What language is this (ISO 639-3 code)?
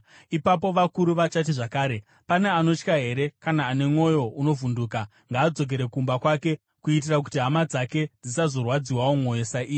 sna